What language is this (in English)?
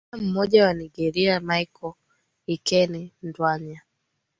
Swahili